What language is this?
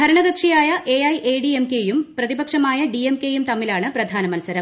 Malayalam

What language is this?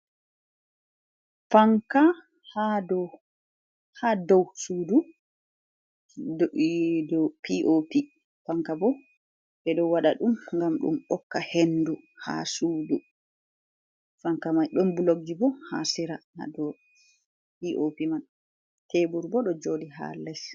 Fula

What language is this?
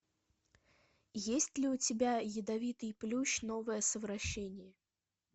Russian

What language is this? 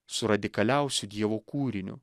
Lithuanian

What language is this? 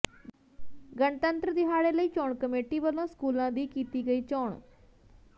Punjabi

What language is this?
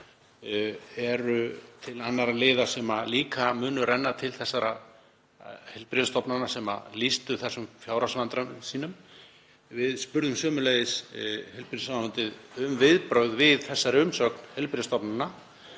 Icelandic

